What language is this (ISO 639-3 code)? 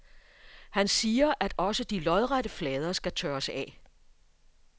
dan